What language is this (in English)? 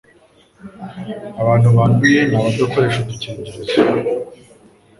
Kinyarwanda